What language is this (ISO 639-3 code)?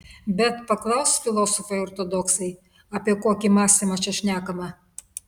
lit